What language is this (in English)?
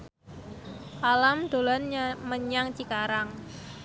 Javanese